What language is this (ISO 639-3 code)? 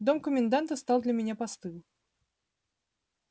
rus